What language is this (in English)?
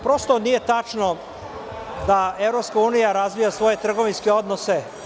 Serbian